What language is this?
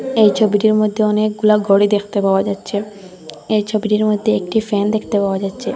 Bangla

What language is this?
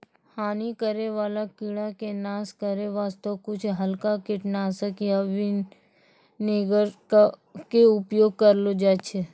Maithili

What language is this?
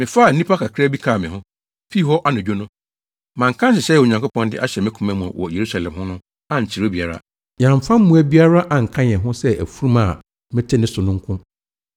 Akan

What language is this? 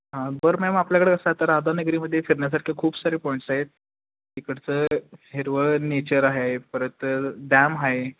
Marathi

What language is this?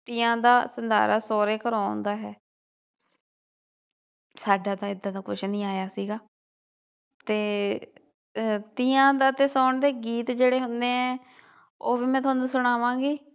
Punjabi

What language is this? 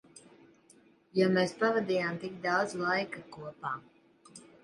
Latvian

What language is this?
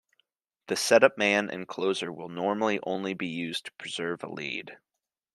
English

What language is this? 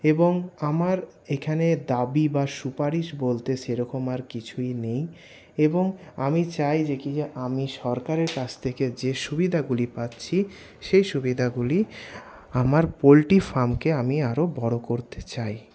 Bangla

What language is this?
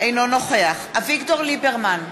Hebrew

